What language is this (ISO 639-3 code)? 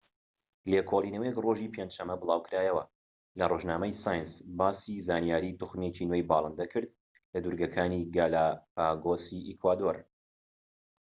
ckb